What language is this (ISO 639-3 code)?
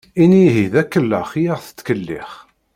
kab